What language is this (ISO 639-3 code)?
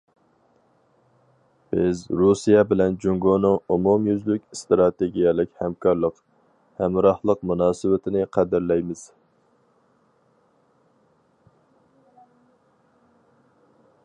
uig